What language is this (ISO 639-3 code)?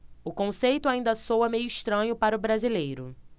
por